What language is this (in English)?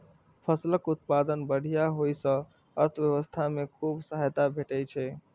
Maithili